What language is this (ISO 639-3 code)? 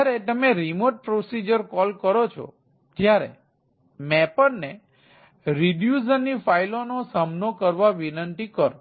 guj